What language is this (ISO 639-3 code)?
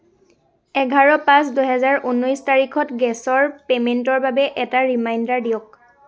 asm